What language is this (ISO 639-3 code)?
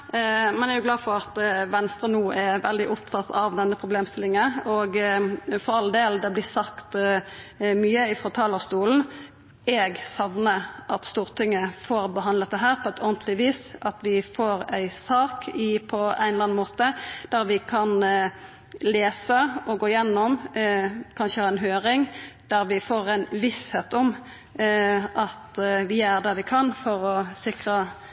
nno